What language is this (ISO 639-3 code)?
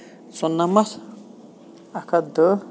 kas